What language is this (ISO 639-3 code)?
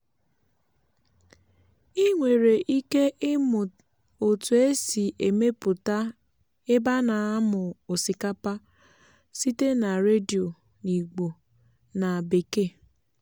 ibo